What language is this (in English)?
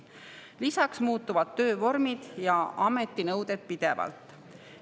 Estonian